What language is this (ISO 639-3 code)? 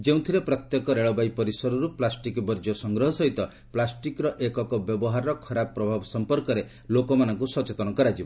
ori